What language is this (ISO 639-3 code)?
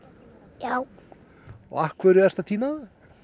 isl